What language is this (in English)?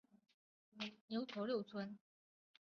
Chinese